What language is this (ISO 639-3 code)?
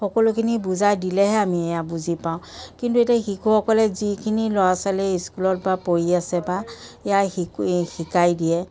asm